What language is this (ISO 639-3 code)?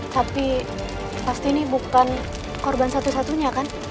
ind